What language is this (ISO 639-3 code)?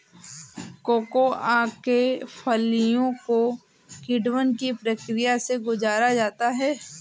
hin